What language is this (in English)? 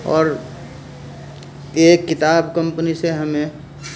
Urdu